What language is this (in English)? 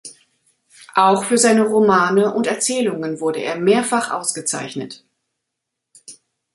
German